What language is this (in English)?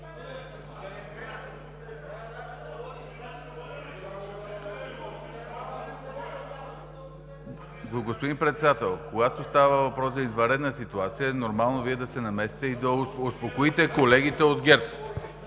Bulgarian